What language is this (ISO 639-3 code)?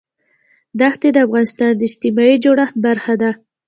pus